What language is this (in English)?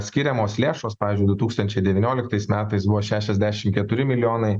Lithuanian